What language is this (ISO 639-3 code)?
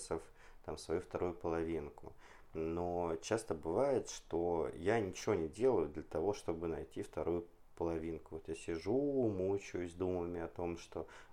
rus